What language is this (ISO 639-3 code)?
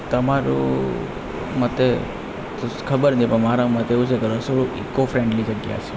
guj